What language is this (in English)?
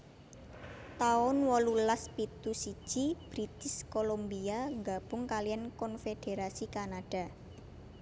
Javanese